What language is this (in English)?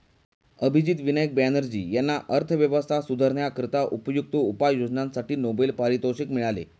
Marathi